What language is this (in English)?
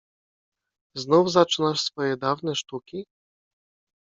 Polish